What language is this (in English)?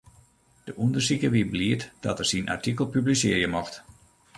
Western Frisian